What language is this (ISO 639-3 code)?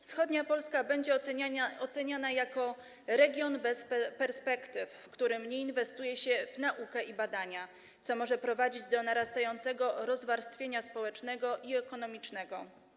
pol